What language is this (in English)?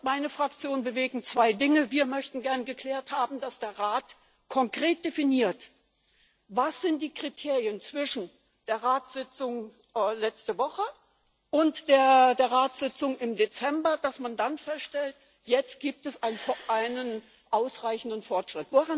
German